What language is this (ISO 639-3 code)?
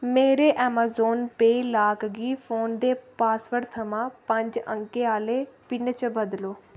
doi